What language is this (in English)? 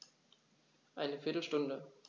German